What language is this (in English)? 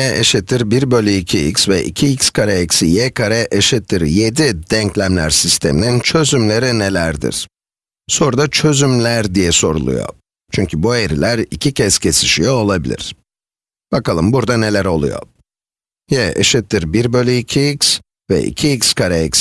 Turkish